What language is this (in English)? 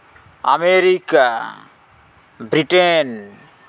Santali